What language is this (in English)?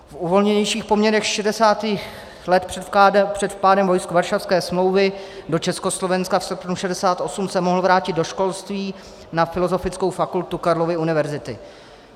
Czech